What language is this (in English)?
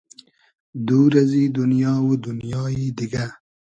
Hazaragi